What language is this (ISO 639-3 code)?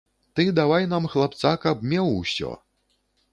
bel